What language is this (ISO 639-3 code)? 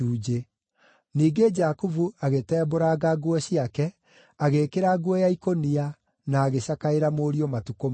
kik